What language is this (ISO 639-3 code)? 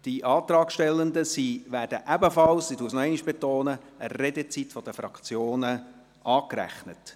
gsw